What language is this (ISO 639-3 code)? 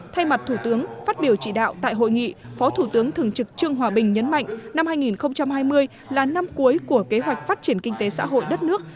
vie